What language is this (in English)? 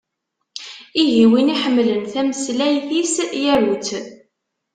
Kabyle